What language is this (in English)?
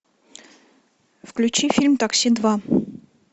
Russian